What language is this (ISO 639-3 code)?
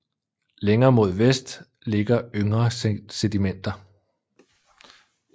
dan